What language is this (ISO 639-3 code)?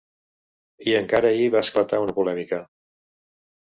cat